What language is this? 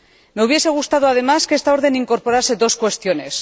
Spanish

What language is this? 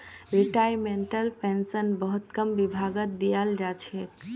Magahi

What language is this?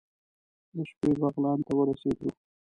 Pashto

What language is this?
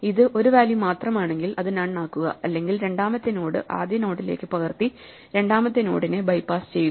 Malayalam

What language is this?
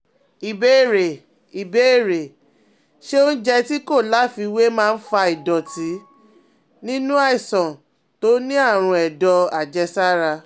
Yoruba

